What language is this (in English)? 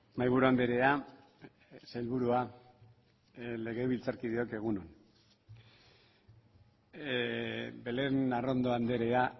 Basque